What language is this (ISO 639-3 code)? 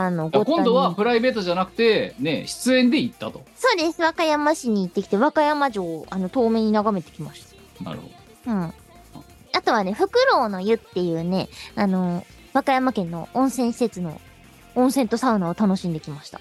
jpn